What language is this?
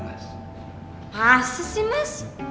Indonesian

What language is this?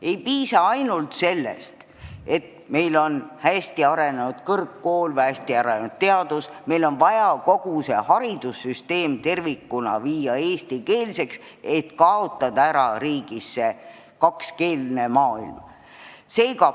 Estonian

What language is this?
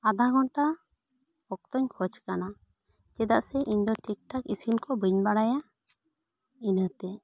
Santali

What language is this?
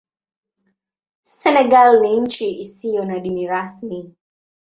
Swahili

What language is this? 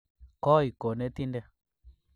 Kalenjin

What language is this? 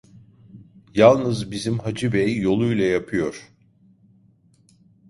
Turkish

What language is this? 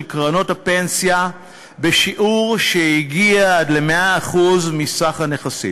Hebrew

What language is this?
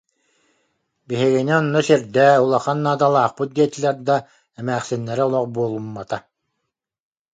Yakut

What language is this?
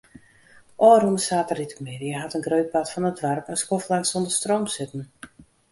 Western Frisian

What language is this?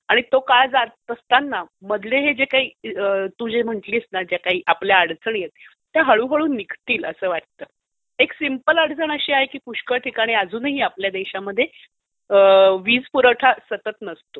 Marathi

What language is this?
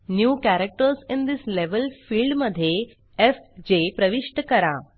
Marathi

